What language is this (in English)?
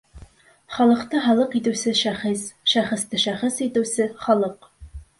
Bashkir